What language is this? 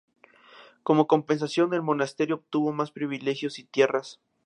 Spanish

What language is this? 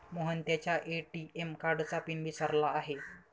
Marathi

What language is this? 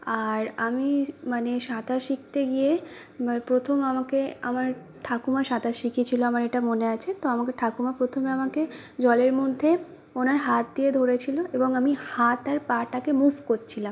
Bangla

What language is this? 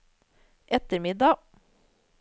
Norwegian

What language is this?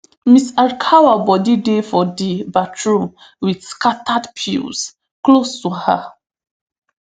Nigerian Pidgin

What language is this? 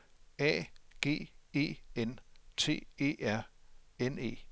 Danish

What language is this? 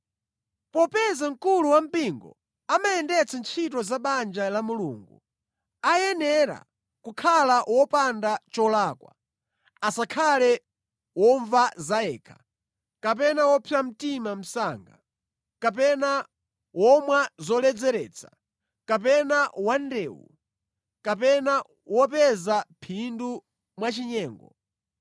Nyanja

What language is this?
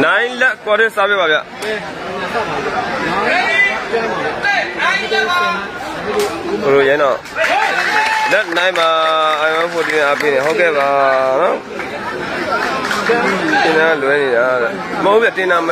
Arabic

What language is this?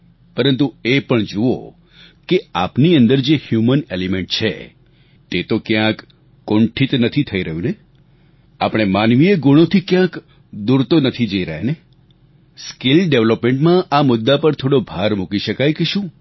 Gujarati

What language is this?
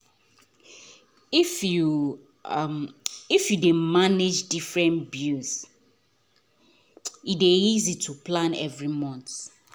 Nigerian Pidgin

